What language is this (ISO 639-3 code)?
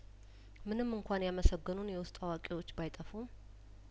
amh